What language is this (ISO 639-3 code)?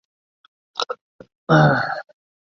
zho